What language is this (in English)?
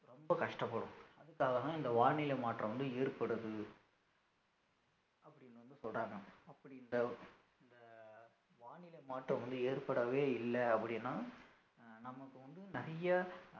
Tamil